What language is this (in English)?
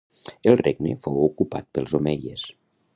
Catalan